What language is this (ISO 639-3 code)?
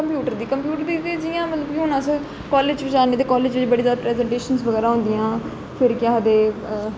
doi